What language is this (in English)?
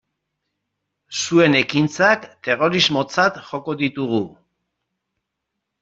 Basque